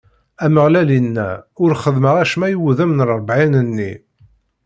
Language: Kabyle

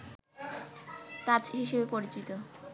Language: Bangla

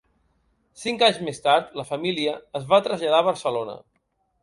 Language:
Catalan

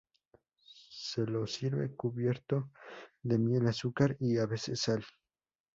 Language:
Spanish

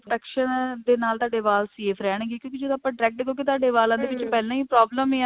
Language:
Punjabi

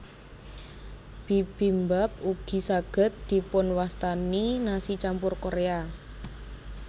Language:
Javanese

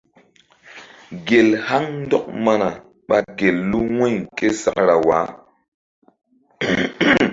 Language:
Mbum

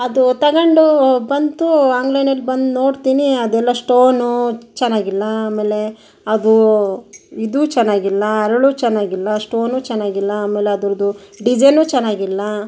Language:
Kannada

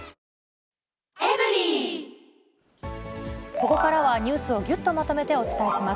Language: Japanese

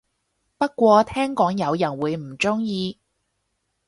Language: Cantonese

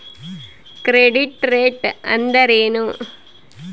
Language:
Kannada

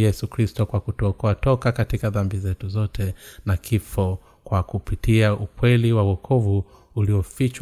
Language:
Swahili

